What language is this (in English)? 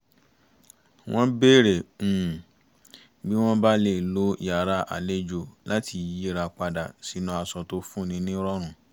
Yoruba